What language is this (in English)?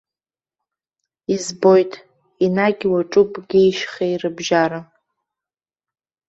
Abkhazian